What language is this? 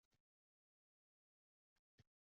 Uzbek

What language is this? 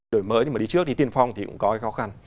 Vietnamese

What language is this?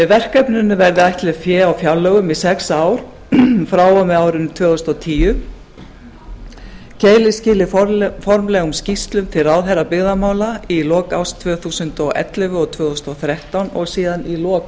Icelandic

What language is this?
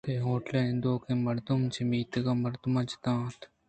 Eastern Balochi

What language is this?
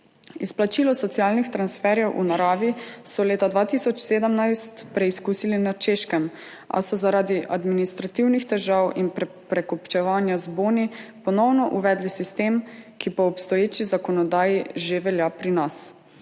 Slovenian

